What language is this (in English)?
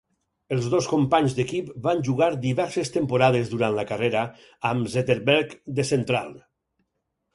Catalan